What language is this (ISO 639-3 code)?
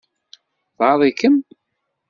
kab